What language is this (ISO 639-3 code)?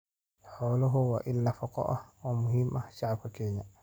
som